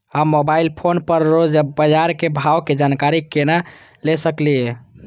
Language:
Maithili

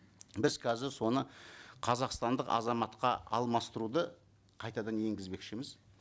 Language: Kazakh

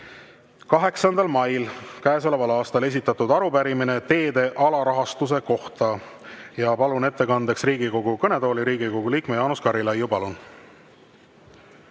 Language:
Estonian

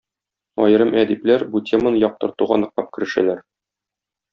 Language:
Tatar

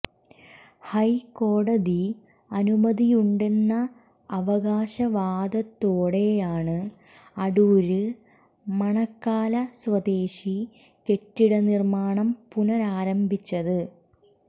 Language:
Malayalam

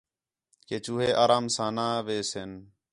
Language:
Khetrani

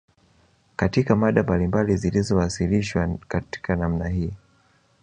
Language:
Swahili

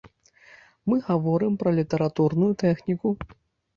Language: Belarusian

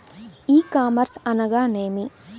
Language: Telugu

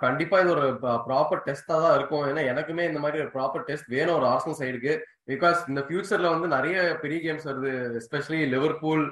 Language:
Tamil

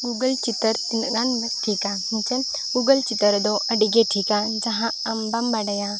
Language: Santali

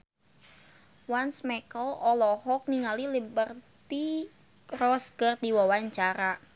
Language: Sundanese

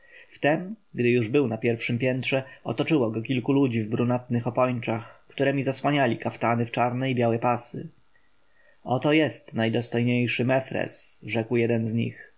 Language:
Polish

